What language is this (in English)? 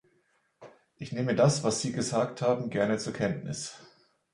German